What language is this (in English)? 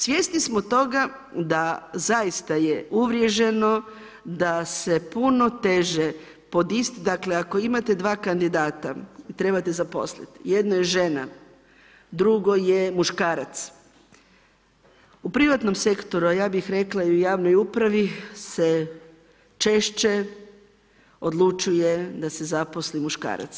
Croatian